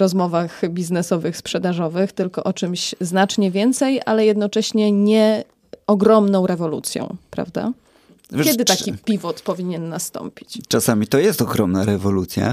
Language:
Polish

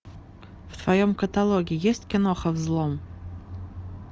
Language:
Russian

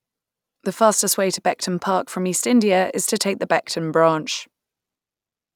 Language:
English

